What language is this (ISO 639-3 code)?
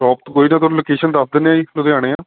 pan